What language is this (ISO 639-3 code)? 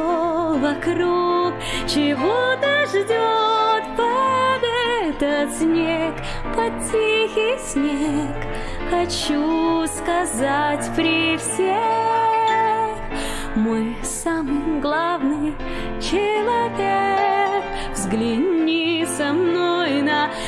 rus